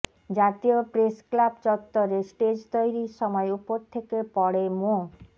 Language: Bangla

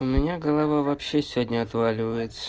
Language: Russian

